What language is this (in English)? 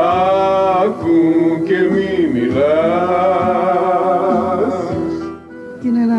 Greek